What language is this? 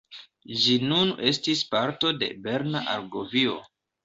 Esperanto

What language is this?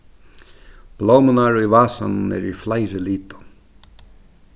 Faroese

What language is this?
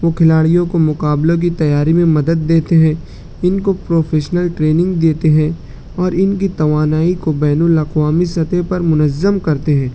Urdu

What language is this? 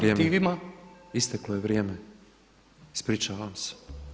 Croatian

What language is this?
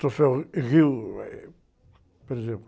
Portuguese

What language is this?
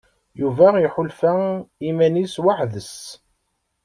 Kabyle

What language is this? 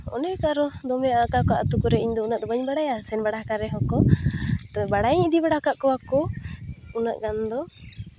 Santali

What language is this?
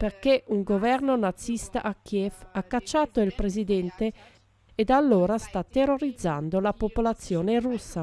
Italian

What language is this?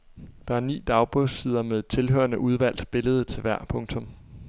Danish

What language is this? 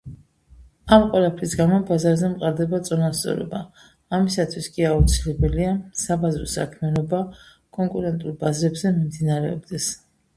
Georgian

